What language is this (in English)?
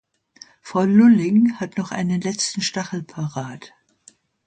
German